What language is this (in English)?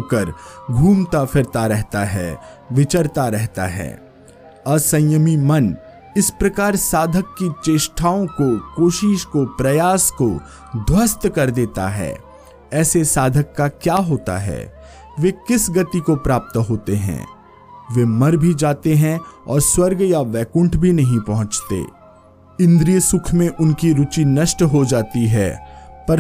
Hindi